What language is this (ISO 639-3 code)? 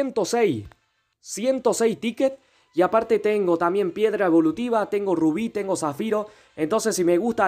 spa